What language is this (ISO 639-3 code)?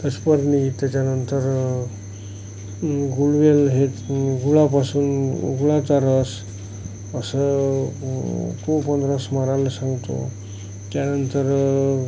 mar